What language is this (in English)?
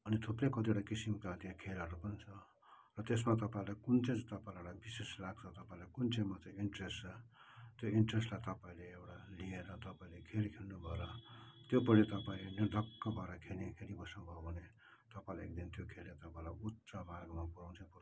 Nepali